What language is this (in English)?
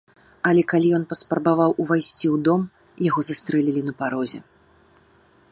Belarusian